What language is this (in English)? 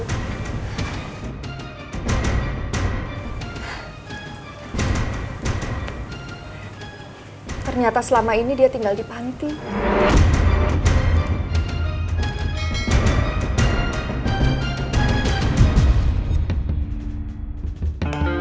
Indonesian